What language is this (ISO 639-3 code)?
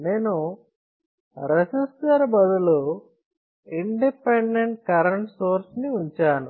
tel